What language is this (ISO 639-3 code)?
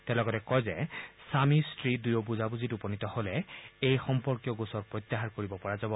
asm